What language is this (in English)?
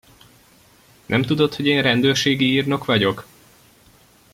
Hungarian